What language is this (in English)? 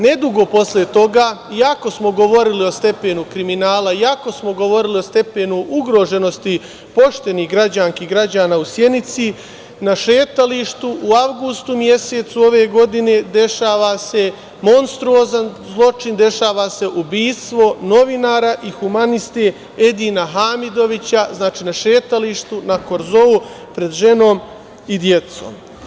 Serbian